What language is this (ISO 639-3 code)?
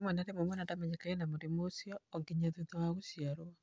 kik